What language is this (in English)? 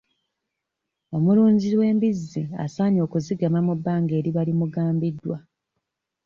Ganda